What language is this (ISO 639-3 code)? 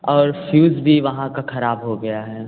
hin